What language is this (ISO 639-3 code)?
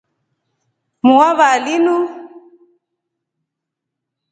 rof